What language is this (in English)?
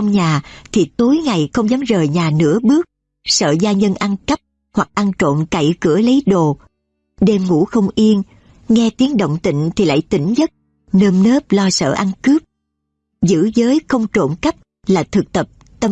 Vietnamese